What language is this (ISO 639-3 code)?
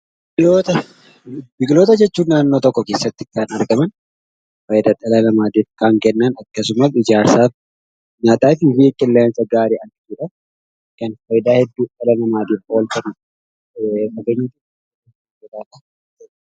orm